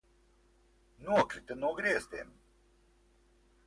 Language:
Latvian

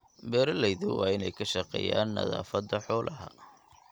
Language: Somali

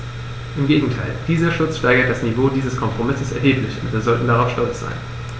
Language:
German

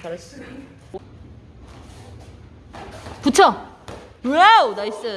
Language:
Korean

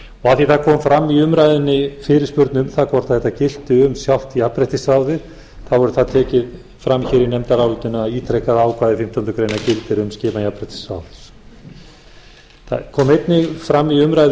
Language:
Icelandic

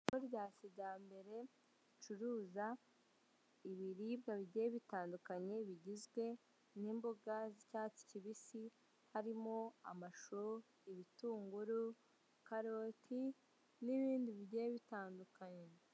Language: Kinyarwanda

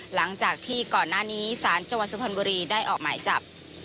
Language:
Thai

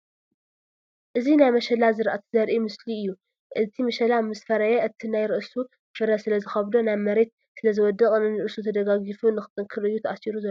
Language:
Tigrinya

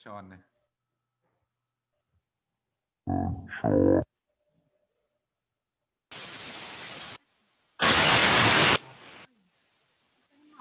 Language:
Vietnamese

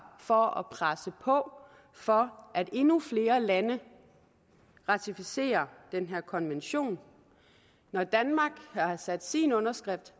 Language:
Danish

